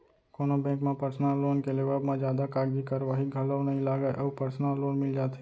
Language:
Chhattisgarhi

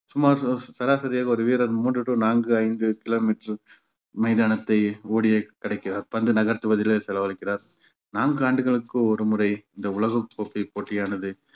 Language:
Tamil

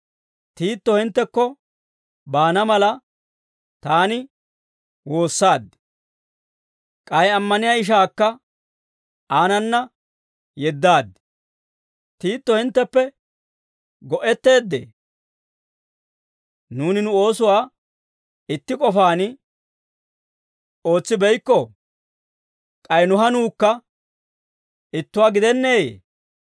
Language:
Dawro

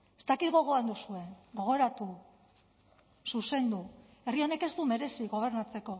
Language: Basque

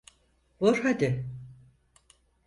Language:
Turkish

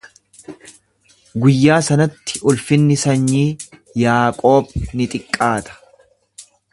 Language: Oromo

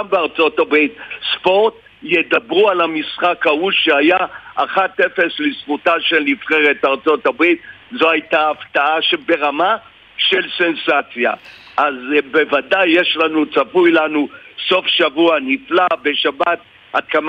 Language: Hebrew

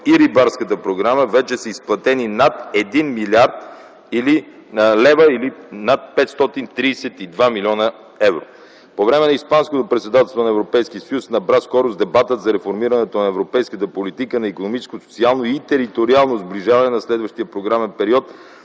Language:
Bulgarian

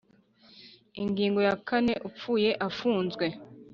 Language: Kinyarwanda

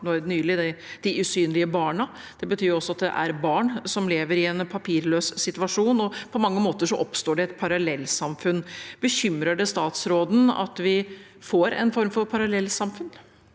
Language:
Norwegian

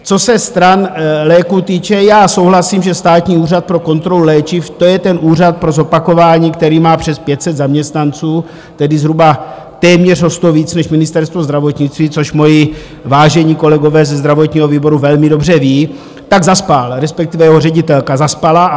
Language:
Czech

